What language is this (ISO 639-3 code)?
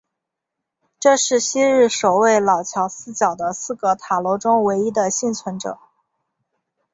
zho